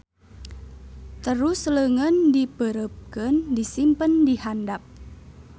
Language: Sundanese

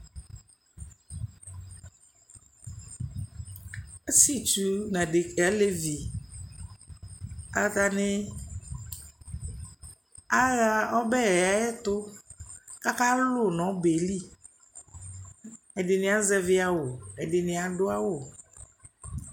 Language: Ikposo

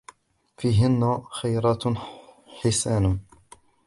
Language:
Arabic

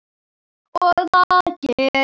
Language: Icelandic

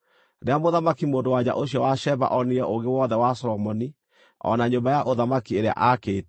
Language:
Kikuyu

